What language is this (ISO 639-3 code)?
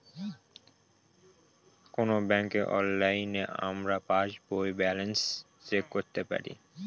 ben